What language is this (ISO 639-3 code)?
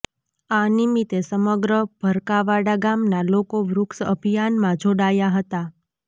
guj